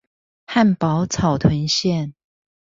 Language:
Chinese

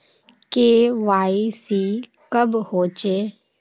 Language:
Magahi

